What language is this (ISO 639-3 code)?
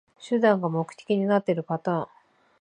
jpn